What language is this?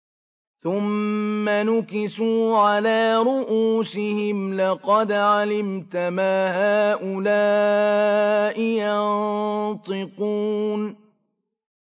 Arabic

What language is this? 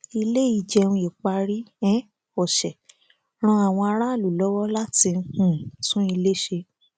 Yoruba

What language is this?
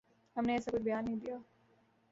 Urdu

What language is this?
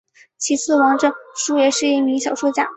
Chinese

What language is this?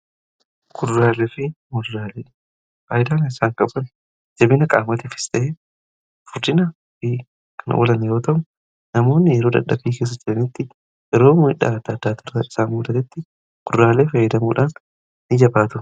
Oromo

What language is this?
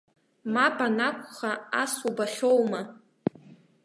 Abkhazian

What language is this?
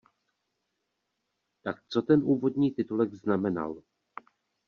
Czech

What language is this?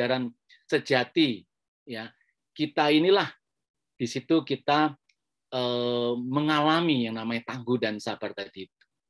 Indonesian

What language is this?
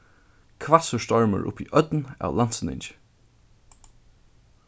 Faroese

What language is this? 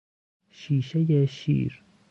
Persian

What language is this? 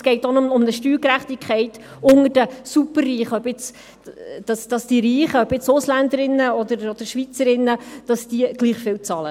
Swiss German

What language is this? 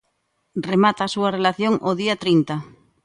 Galician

